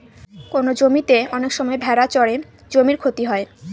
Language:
Bangla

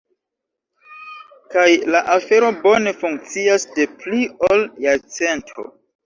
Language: Esperanto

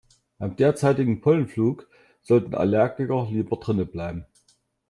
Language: German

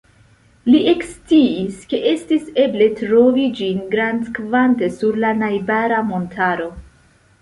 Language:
Esperanto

